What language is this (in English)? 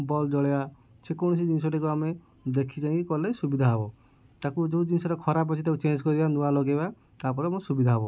Odia